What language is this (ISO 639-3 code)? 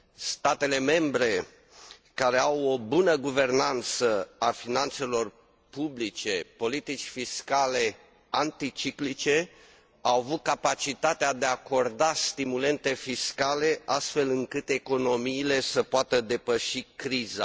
ron